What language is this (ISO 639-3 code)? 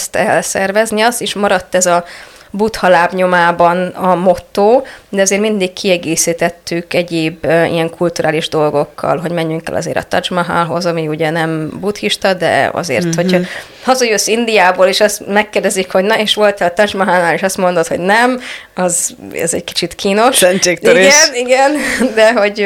hun